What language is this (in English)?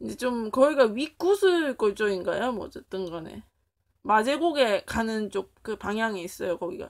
Korean